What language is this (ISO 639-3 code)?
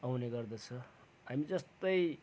nep